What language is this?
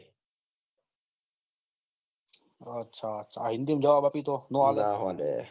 Gujarati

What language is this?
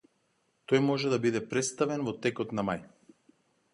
Macedonian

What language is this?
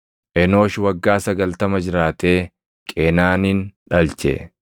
Oromo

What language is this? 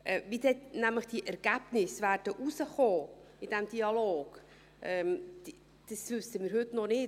Swiss German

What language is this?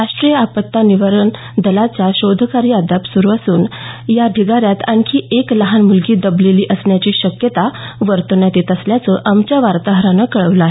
Marathi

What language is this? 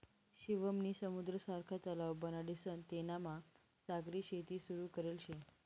Marathi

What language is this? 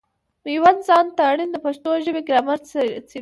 Pashto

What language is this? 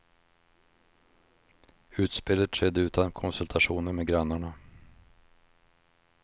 Swedish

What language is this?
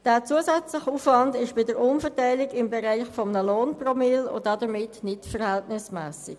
Swiss German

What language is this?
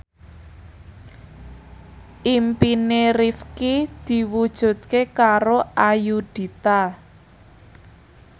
Javanese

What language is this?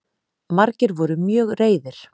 Icelandic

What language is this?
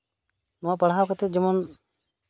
Santali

